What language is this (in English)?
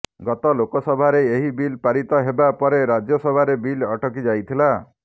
Odia